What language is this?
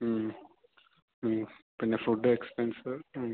Malayalam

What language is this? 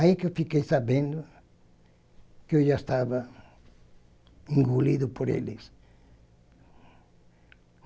Portuguese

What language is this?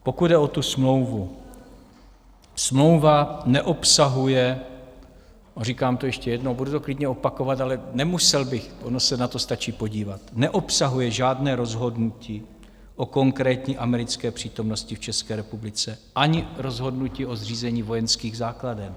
Czech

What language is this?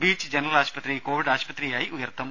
Malayalam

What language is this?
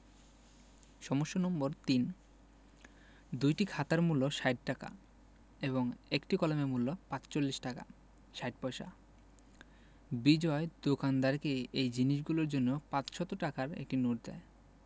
Bangla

